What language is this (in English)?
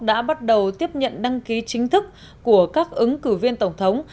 Vietnamese